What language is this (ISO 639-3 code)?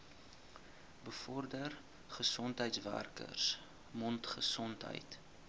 afr